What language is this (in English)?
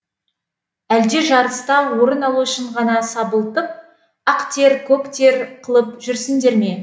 Kazakh